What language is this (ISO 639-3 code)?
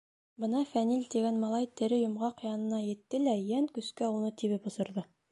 bak